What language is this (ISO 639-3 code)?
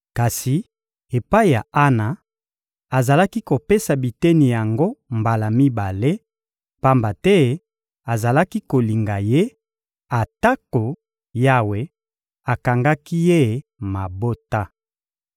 lin